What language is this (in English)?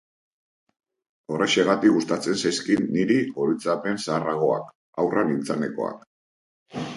Basque